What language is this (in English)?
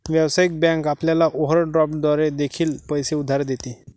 Marathi